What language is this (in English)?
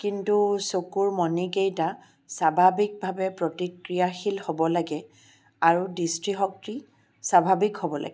Assamese